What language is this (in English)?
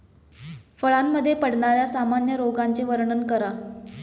Marathi